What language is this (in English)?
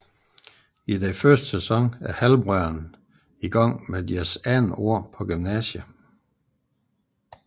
Danish